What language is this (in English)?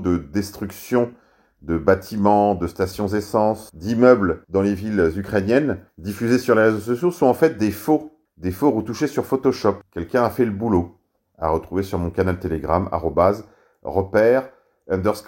French